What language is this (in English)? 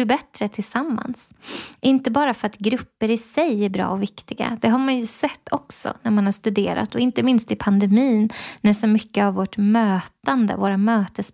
Swedish